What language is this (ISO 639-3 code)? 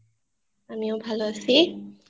ben